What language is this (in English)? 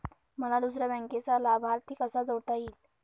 Marathi